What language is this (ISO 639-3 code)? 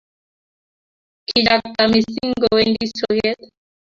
kln